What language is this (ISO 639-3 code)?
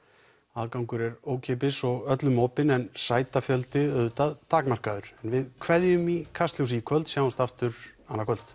isl